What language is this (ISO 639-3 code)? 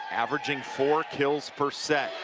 eng